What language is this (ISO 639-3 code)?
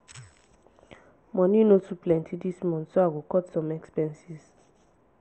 pcm